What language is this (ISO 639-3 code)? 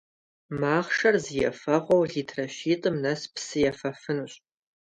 kbd